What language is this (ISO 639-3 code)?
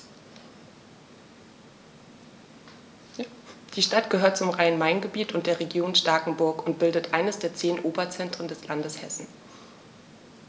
deu